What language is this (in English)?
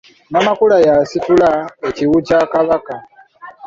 Ganda